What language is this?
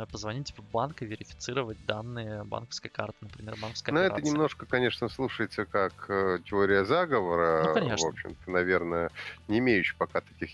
Russian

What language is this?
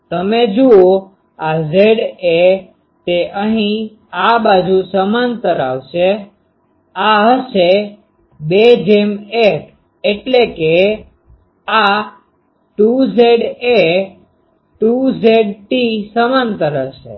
Gujarati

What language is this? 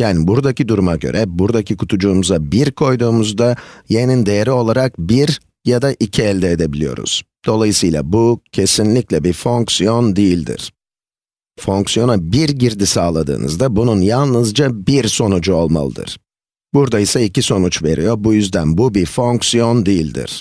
Turkish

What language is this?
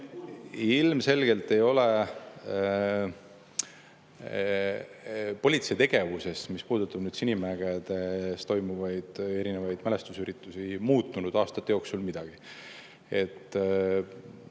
Estonian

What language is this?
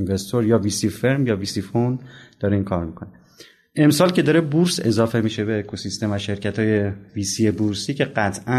Persian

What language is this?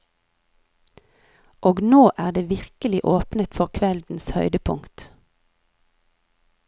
Norwegian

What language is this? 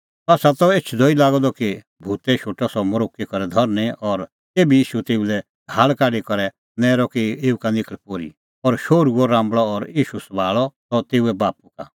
Kullu Pahari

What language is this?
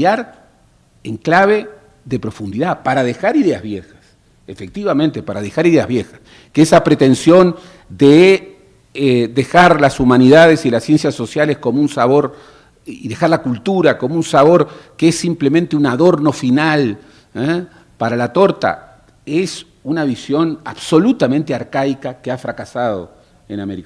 Spanish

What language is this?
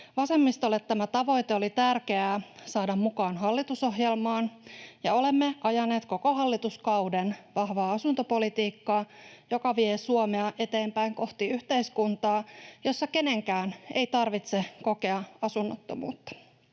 Finnish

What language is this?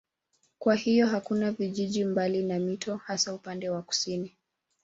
Swahili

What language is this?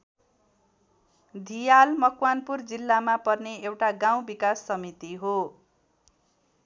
Nepali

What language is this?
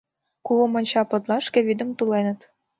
Mari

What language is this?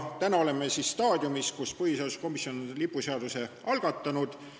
Estonian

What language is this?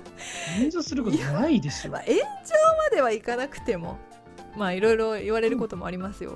Japanese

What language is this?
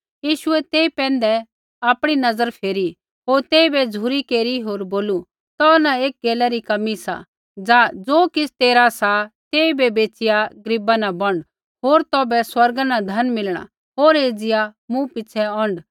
Kullu Pahari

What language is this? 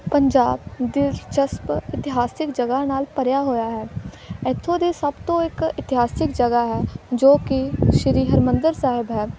Punjabi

